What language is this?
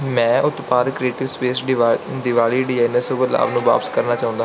Punjabi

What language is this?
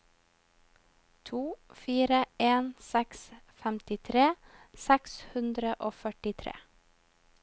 Norwegian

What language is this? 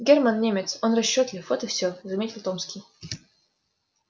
Russian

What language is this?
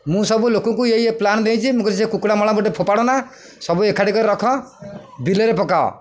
Odia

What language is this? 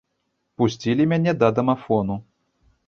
Belarusian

